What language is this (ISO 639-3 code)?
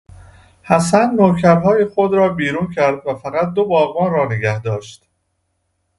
fas